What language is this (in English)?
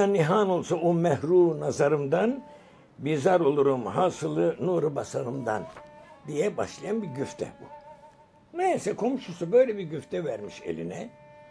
Turkish